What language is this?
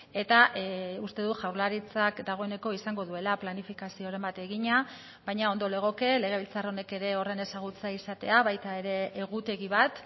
Basque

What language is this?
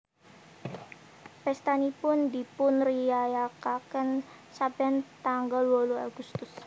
Javanese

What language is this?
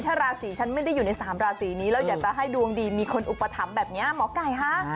Thai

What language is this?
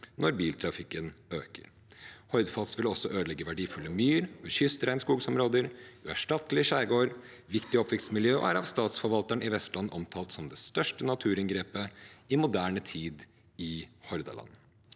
Norwegian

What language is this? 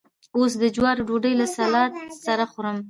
Pashto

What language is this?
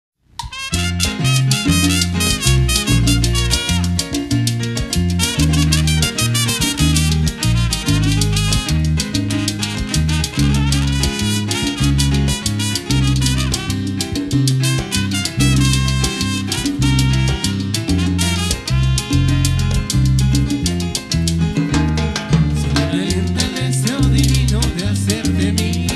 Spanish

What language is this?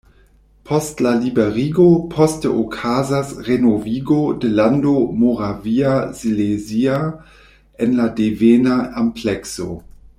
Esperanto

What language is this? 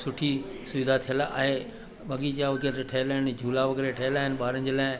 Sindhi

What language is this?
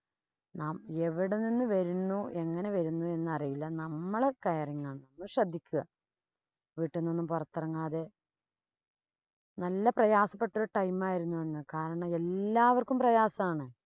Malayalam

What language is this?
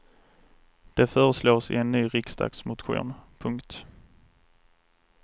Swedish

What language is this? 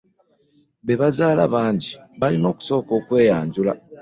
Ganda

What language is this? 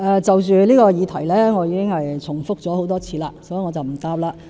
Cantonese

